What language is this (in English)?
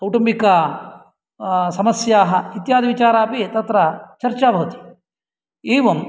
Sanskrit